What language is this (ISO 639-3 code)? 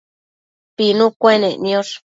mcf